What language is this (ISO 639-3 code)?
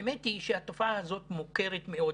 heb